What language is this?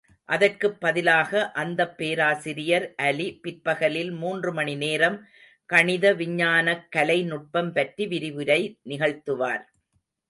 Tamil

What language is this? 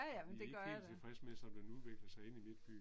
Danish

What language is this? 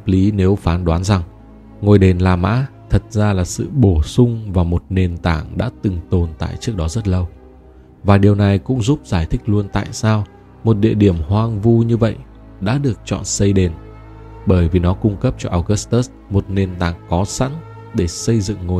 Vietnamese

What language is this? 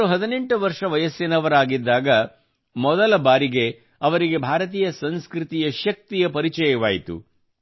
Kannada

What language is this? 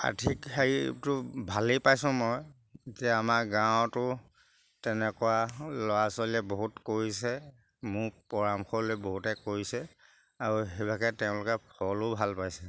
Assamese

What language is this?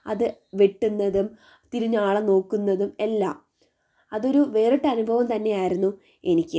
Malayalam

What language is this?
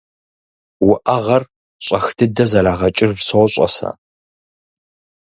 Kabardian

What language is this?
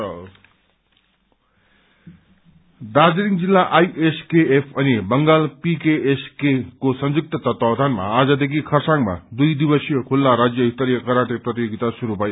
Nepali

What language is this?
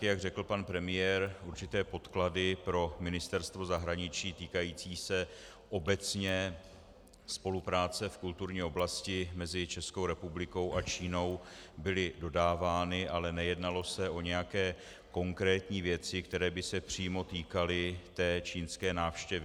Czech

